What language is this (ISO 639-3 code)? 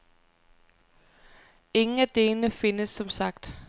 dan